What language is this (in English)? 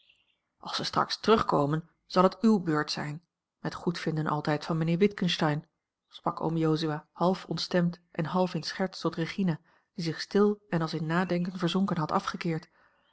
Dutch